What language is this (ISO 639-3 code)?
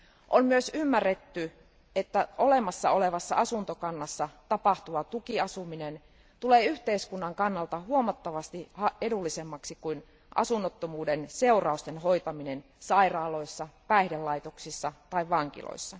fin